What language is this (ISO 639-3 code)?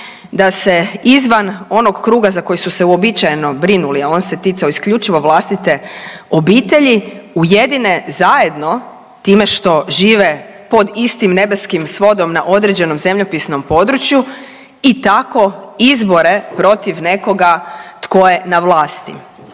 hrv